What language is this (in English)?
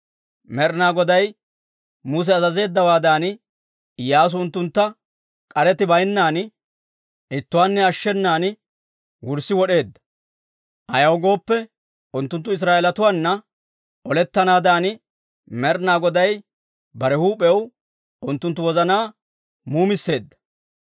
Dawro